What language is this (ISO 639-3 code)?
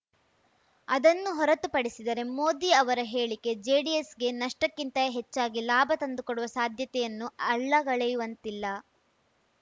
kan